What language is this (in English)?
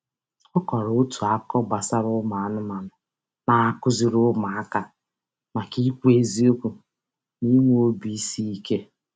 Igbo